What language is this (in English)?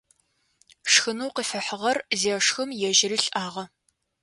Adyghe